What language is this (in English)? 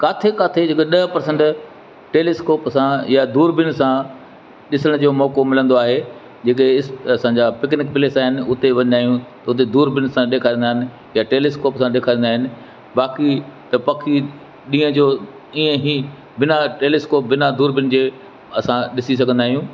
Sindhi